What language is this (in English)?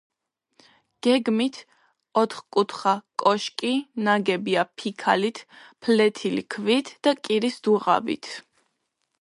Georgian